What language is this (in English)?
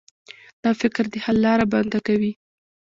Pashto